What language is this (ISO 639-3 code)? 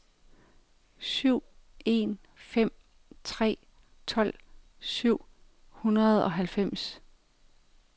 dan